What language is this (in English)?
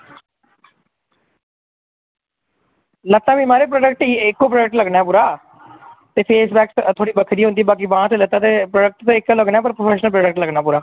Dogri